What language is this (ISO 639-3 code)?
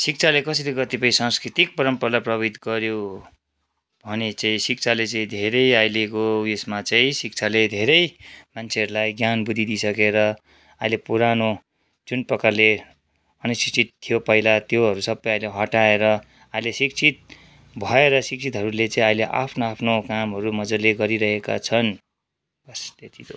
nep